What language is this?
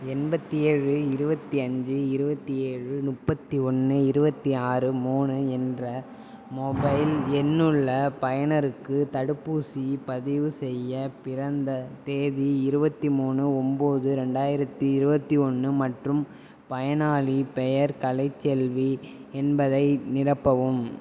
Tamil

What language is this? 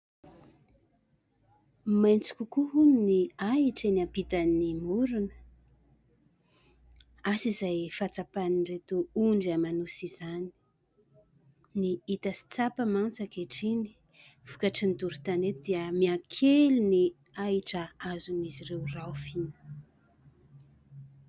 Malagasy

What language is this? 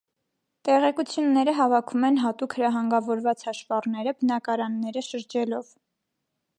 Armenian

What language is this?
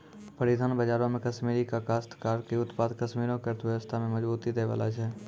Maithili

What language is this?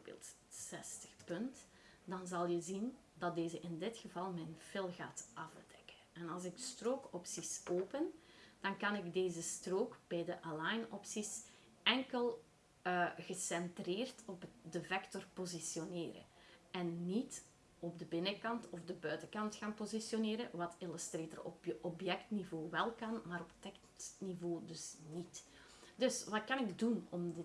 Dutch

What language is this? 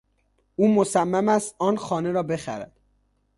Persian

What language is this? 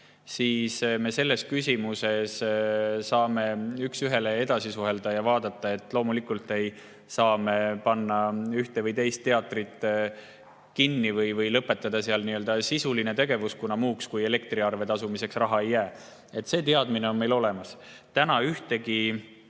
Estonian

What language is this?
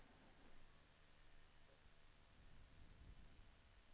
Swedish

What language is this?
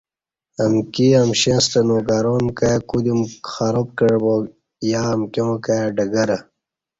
Kati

